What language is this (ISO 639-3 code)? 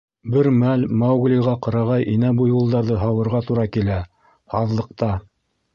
bak